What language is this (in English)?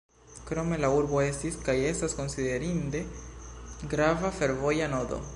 Esperanto